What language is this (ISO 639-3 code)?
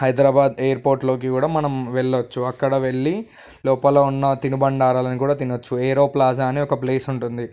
tel